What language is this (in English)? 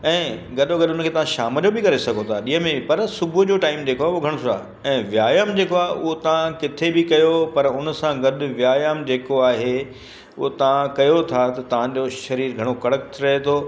Sindhi